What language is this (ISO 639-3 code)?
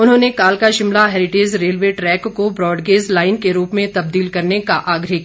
hin